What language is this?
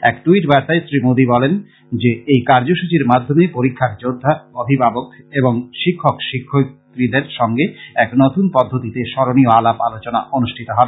Bangla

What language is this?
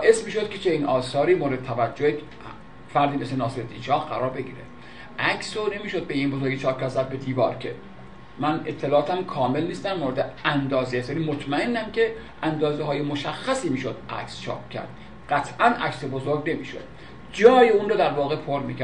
Persian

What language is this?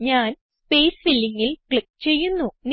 Malayalam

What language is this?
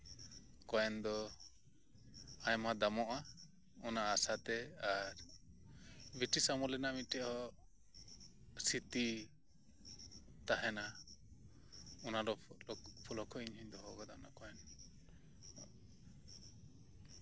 Santali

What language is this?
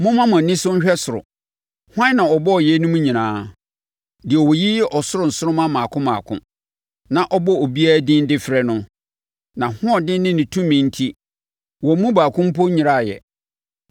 Akan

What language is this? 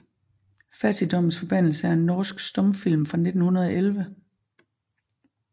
Danish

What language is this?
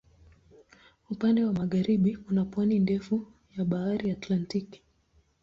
Swahili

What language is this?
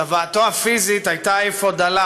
Hebrew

